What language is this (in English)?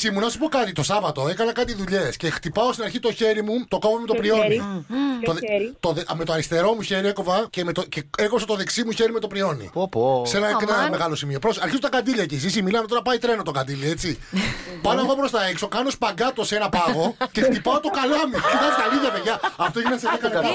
Greek